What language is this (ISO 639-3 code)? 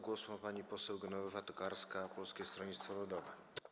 pol